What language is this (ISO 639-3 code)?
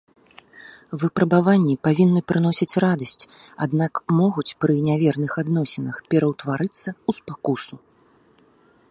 bel